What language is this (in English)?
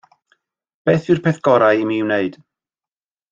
Welsh